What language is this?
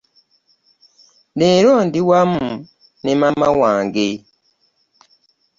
Ganda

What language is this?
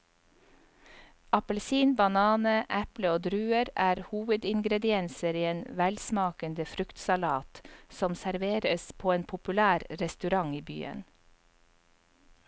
Norwegian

